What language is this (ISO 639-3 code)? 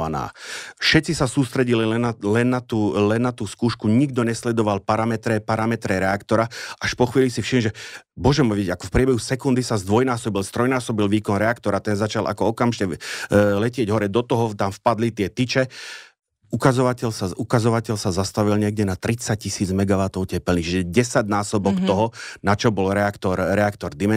slk